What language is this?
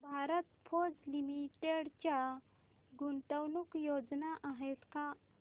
Marathi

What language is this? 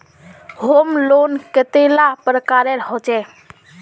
Magahi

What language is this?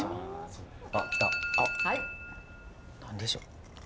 Japanese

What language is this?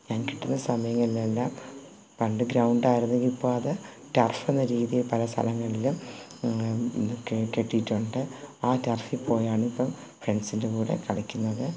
Malayalam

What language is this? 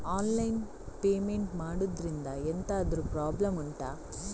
Kannada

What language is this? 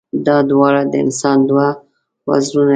Pashto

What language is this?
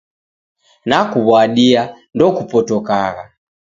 Taita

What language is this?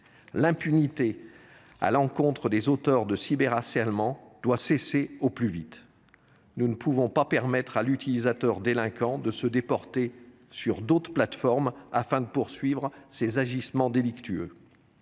French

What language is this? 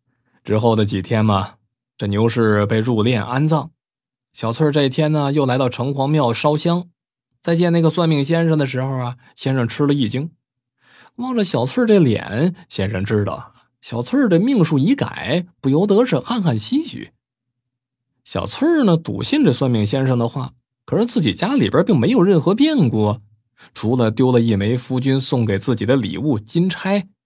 Chinese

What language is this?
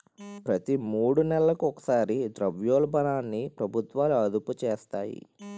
Telugu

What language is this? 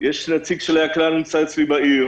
Hebrew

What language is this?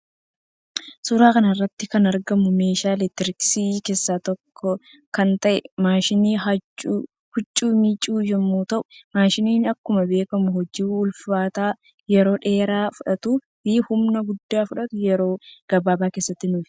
Oromo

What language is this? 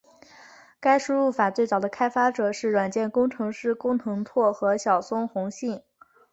Chinese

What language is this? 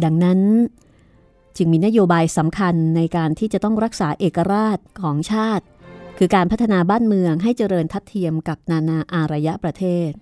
Thai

